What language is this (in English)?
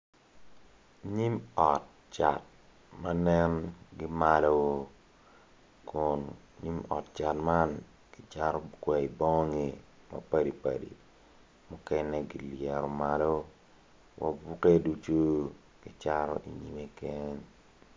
Acoli